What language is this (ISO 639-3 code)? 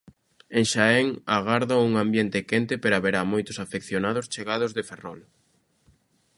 glg